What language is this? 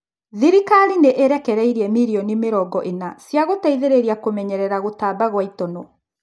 Kikuyu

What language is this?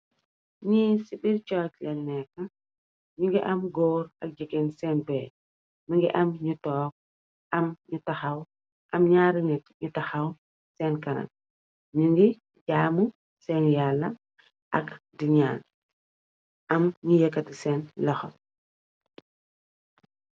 Wolof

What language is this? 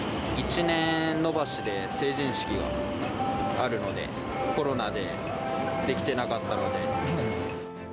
Japanese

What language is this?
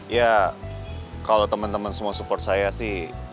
Indonesian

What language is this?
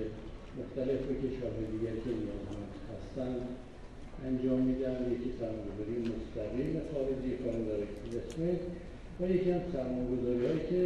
Persian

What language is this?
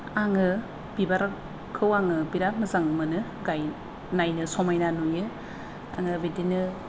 Bodo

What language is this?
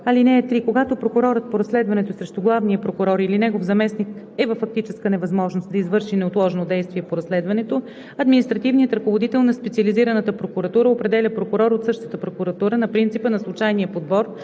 Bulgarian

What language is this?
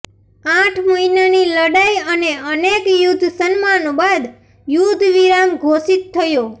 Gujarati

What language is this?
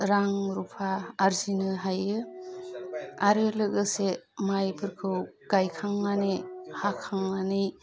Bodo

